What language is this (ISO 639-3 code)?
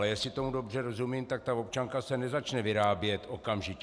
ces